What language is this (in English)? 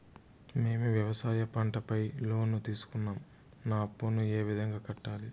Telugu